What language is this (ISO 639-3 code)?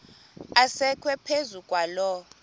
xho